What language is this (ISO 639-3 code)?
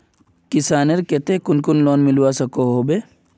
mag